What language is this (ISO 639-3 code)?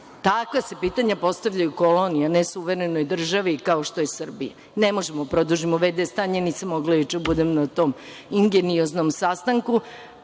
srp